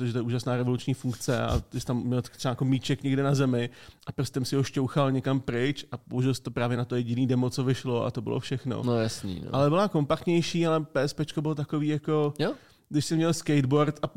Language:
Czech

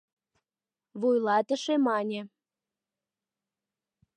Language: Mari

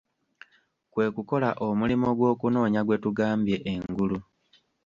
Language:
Ganda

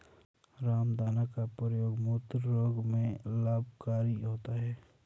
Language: Hindi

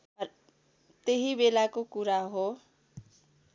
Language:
Nepali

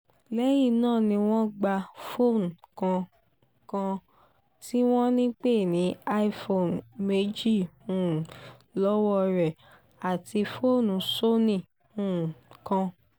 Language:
Yoruba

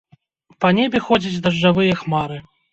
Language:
Belarusian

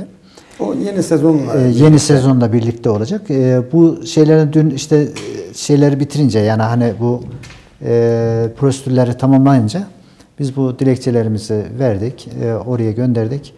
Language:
Turkish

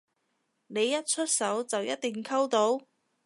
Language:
Cantonese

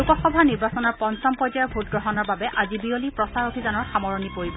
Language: Assamese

